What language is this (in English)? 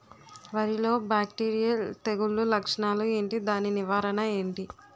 Telugu